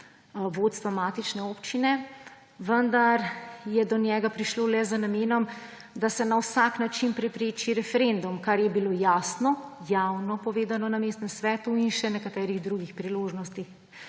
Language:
Slovenian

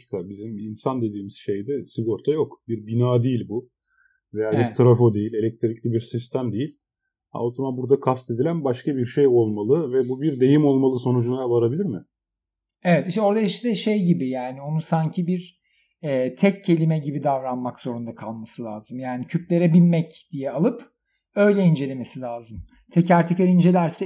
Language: Turkish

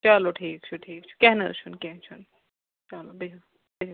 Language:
Kashmiri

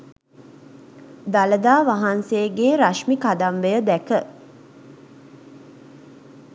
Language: Sinhala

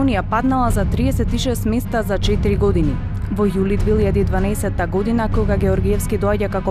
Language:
Macedonian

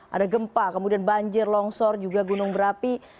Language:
Indonesian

